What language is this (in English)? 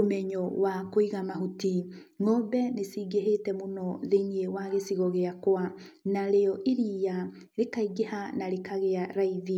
Kikuyu